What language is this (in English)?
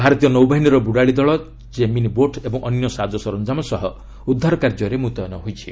Odia